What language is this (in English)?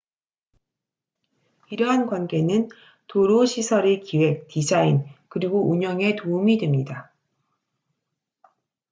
Korean